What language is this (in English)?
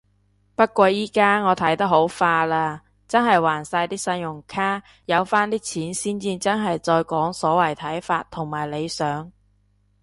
Cantonese